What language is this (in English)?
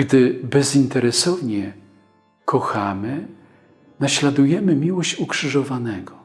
Polish